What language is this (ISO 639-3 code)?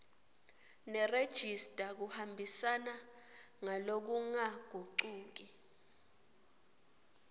ssw